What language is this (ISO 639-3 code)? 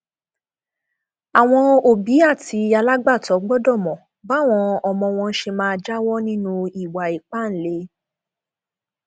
yor